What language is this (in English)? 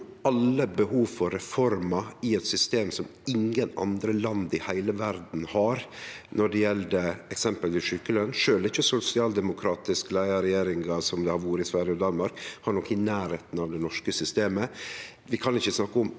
Norwegian